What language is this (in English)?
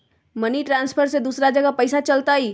Magahi